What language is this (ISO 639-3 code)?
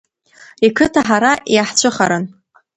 abk